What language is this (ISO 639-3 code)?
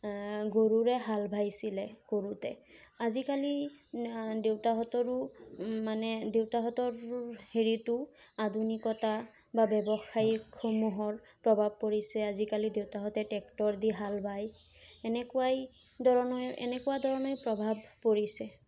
asm